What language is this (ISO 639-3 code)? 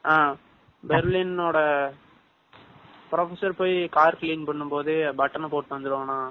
tam